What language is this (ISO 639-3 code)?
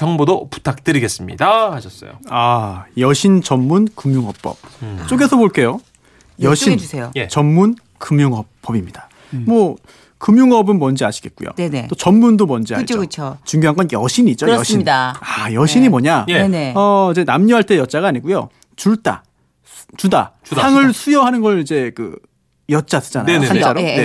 kor